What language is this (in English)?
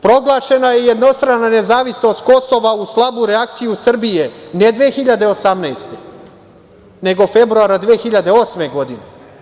Serbian